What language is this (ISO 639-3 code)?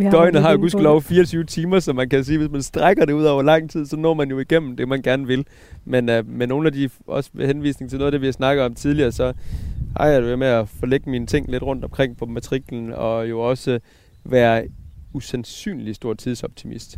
dan